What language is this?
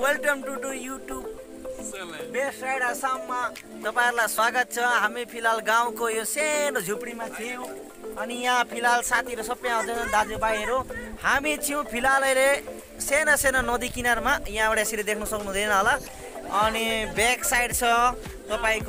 Indonesian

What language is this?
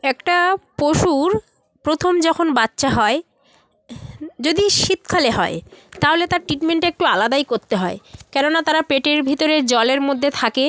Bangla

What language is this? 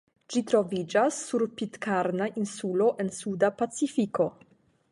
Esperanto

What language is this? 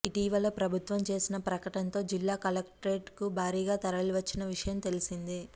Telugu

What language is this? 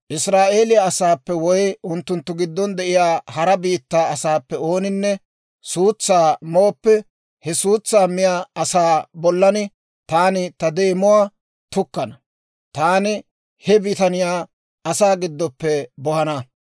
Dawro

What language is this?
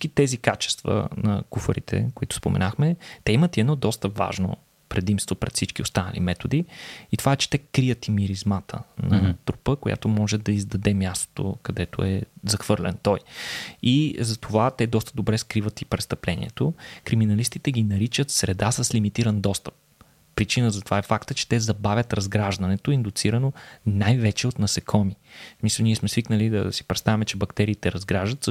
Bulgarian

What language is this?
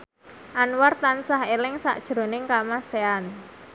Javanese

